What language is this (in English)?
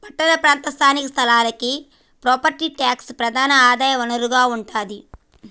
Telugu